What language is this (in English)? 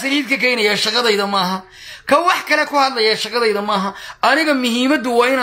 Arabic